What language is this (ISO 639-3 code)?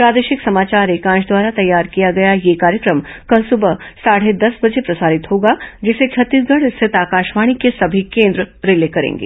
hin